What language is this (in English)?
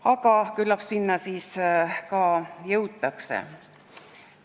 Estonian